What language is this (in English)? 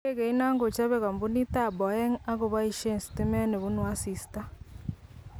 Kalenjin